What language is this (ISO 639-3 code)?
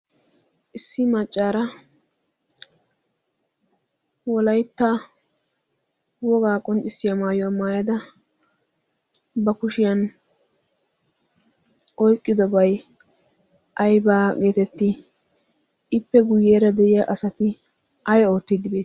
wal